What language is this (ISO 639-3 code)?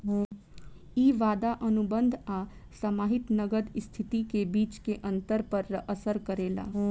bho